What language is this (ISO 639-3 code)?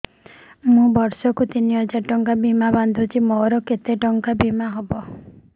ori